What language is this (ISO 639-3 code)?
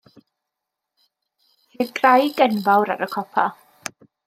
cym